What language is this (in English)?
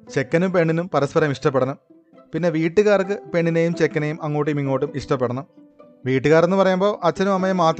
Malayalam